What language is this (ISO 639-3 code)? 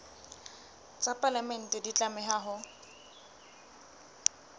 sot